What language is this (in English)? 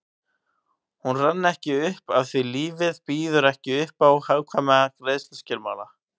Icelandic